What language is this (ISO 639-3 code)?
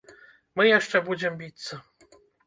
bel